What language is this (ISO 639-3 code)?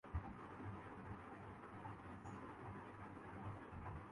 urd